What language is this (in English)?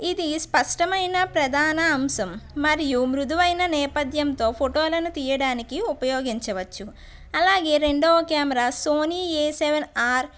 Telugu